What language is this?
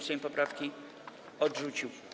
Polish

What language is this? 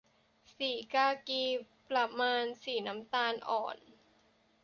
Thai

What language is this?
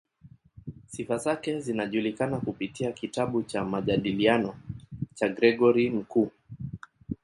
Swahili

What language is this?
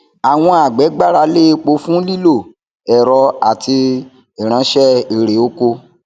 Yoruba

